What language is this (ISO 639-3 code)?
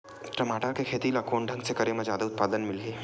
hne